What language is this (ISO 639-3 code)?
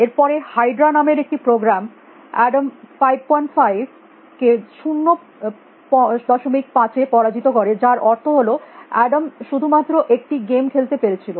ben